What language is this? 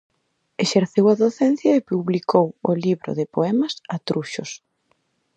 Galician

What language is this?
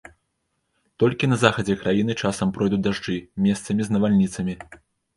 Belarusian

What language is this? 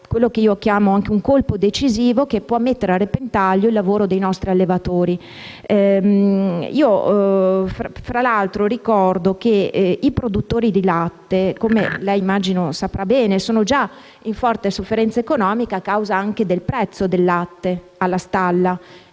Italian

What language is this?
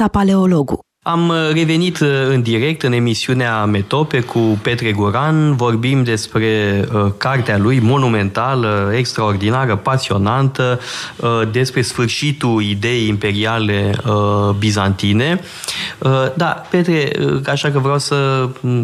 Romanian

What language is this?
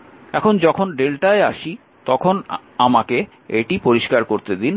Bangla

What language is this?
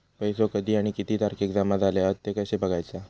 Marathi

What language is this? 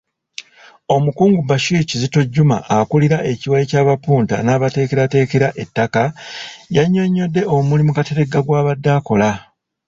Ganda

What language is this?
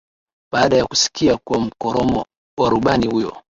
Swahili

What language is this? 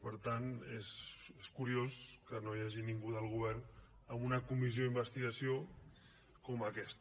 Catalan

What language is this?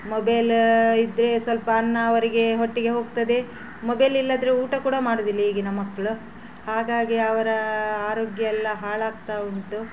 Kannada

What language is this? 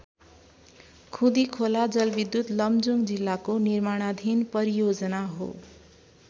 Nepali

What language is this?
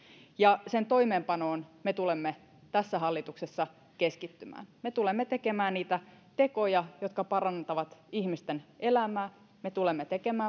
Finnish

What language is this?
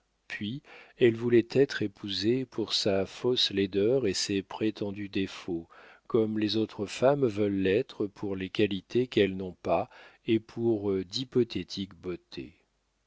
French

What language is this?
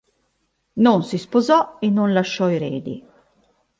Italian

